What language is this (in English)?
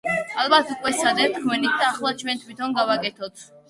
Georgian